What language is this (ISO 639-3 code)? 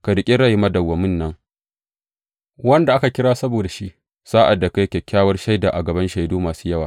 hau